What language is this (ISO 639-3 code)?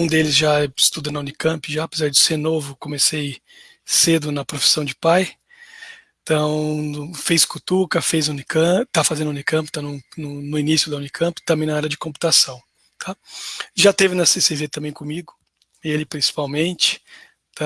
por